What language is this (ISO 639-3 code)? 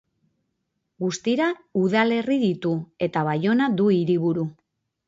eus